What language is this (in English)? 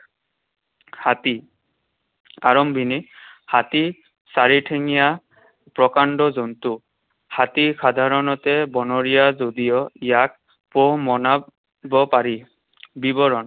Assamese